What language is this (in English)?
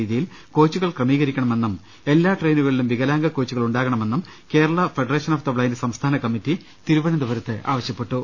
Malayalam